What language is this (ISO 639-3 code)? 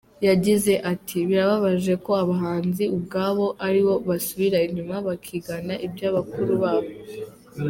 kin